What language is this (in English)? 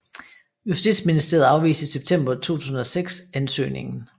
Danish